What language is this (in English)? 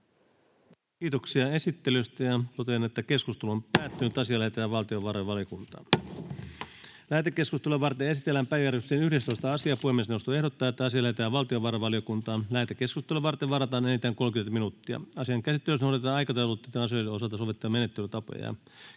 Finnish